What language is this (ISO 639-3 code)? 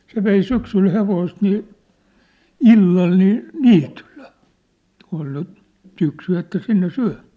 fin